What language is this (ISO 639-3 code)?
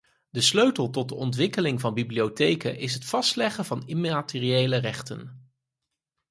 nld